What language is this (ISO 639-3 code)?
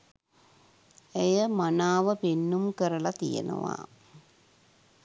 sin